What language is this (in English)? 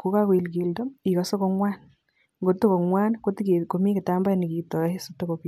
Kalenjin